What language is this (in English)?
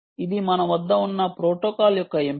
Telugu